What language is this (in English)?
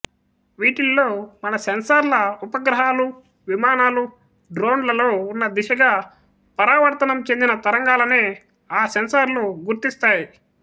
Telugu